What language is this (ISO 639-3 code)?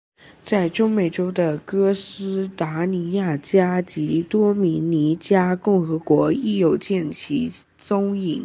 zho